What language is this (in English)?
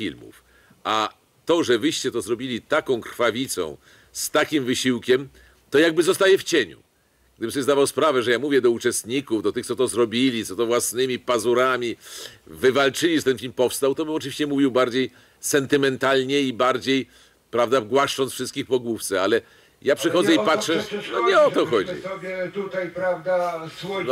Polish